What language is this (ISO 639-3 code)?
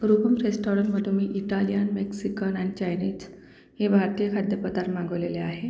mar